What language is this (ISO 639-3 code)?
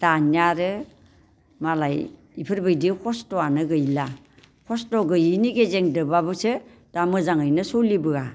brx